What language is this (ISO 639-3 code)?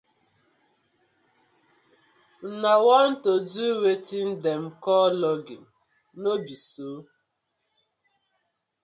pcm